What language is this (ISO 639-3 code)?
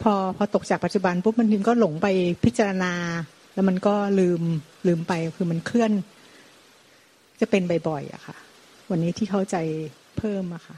tha